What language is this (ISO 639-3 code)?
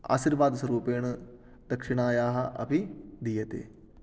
san